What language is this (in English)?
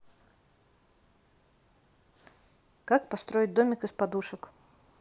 Russian